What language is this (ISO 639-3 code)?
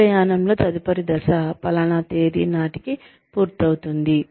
tel